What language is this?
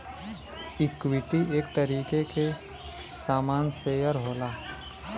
Bhojpuri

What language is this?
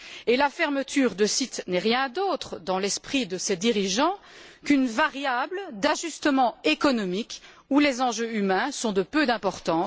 French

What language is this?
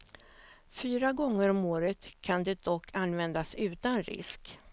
Swedish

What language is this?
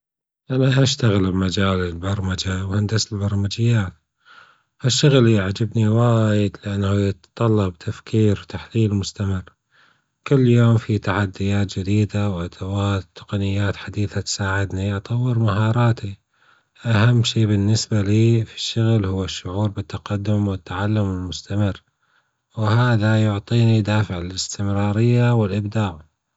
Gulf Arabic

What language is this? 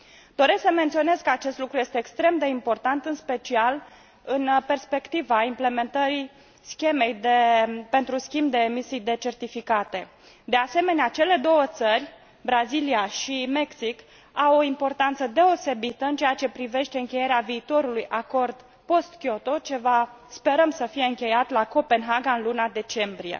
Romanian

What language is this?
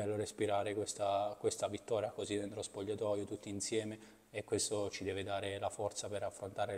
Italian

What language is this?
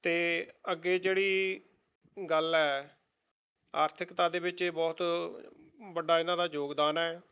Punjabi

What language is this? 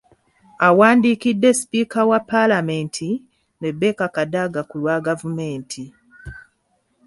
Ganda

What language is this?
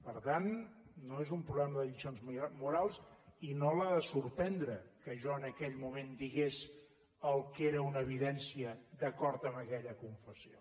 Catalan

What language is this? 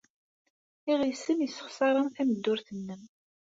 Kabyle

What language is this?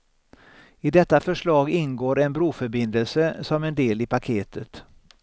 Swedish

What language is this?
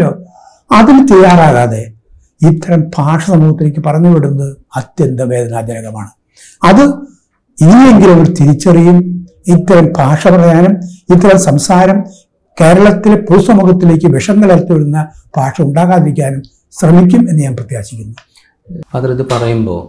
Malayalam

